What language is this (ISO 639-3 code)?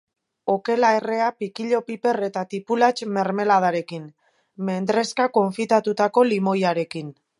eus